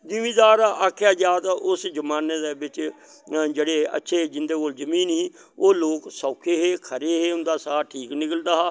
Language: Dogri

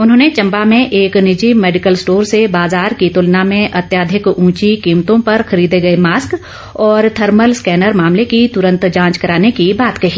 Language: Hindi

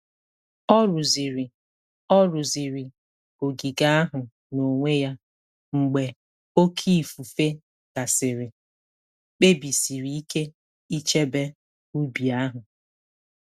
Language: Igbo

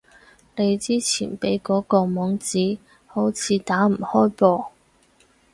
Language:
Cantonese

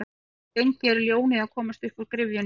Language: Icelandic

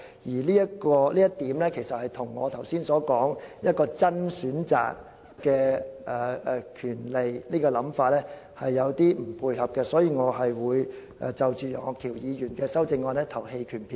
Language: Cantonese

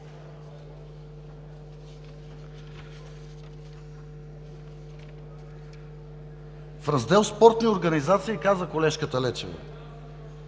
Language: Bulgarian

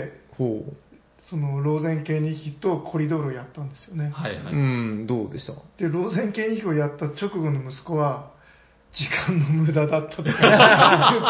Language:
Japanese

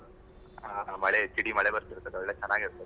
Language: Kannada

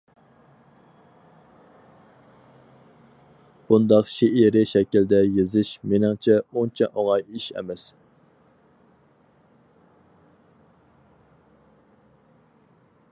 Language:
Uyghur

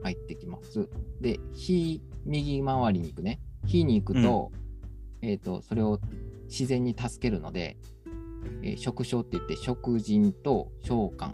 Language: Japanese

